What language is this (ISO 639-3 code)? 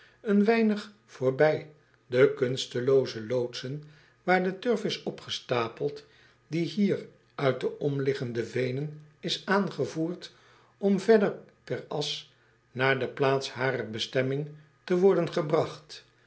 nld